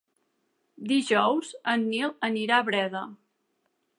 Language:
Catalan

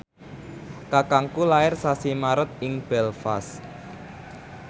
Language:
Javanese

